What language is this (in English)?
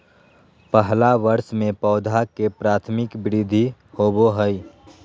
Magahi